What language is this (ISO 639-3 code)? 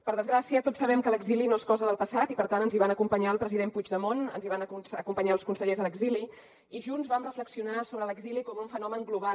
cat